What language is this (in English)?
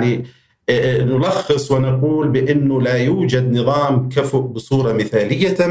Arabic